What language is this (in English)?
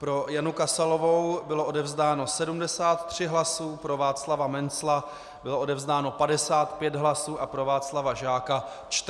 Czech